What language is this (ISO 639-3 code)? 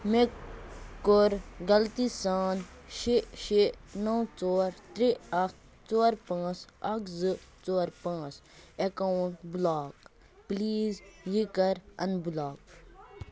kas